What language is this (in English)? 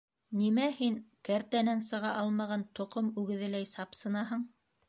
Bashkir